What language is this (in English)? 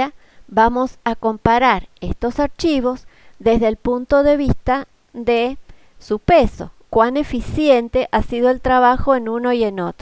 Spanish